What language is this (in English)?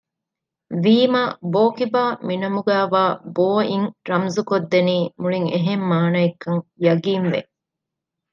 Divehi